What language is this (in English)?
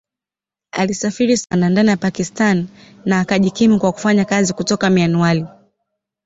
Swahili